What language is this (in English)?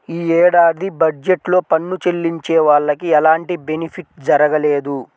Telugu